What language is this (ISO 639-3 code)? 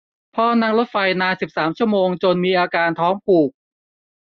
tha